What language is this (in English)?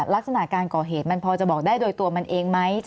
Thai